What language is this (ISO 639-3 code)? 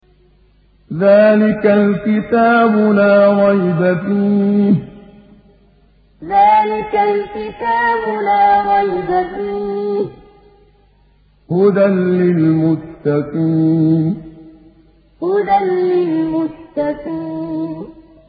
ara